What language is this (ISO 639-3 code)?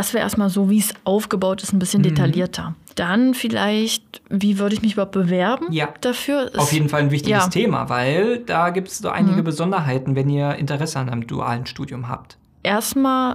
deu